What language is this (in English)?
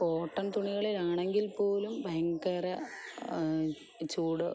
Malayalam